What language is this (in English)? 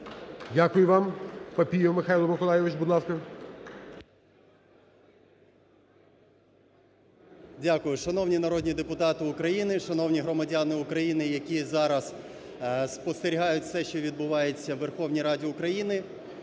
Ukrainian